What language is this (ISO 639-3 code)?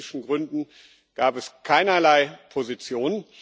deu